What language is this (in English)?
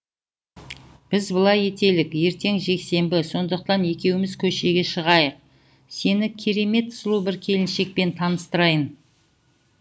Kazakh